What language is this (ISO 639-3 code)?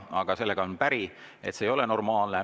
est